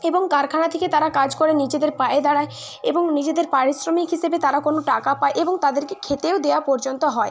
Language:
Bangla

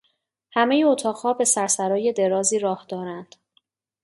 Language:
Persian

